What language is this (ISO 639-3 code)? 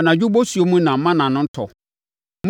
aka